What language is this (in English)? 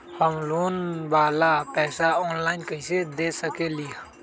Magahi